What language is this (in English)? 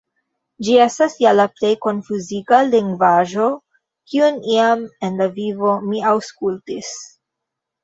Esperanto